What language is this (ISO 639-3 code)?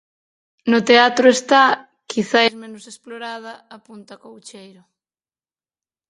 glg